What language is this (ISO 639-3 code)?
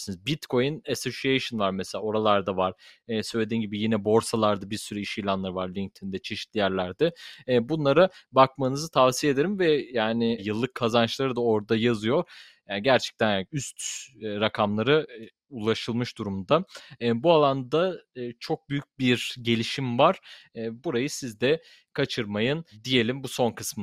tur